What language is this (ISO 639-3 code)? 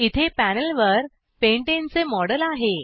mar